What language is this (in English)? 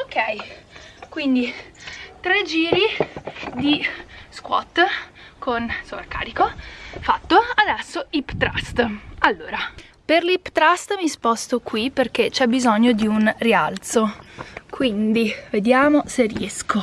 Italian